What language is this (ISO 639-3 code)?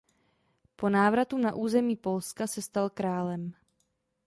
ces